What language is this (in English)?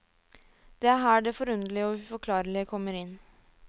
Norwegian